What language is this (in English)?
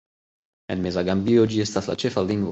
Esperanto